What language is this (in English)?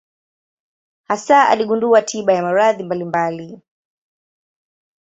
Swahili